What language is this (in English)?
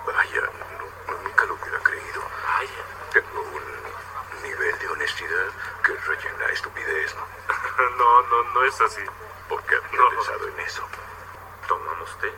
Spanish